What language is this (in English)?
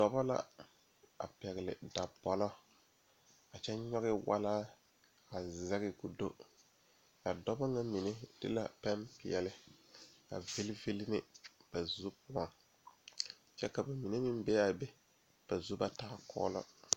Southern Dagaare